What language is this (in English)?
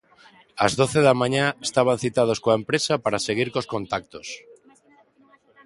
Galician